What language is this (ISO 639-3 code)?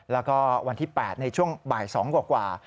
tha